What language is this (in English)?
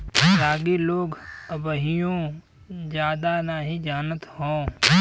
Bhojpuri